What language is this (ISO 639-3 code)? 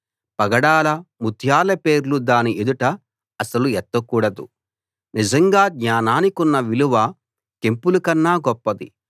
tel